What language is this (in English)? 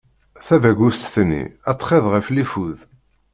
Kabyle